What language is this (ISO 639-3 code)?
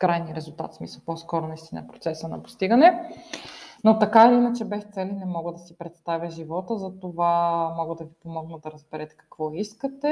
bul